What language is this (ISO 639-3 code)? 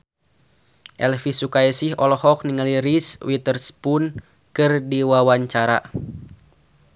sun